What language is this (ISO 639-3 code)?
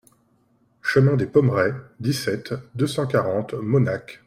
fra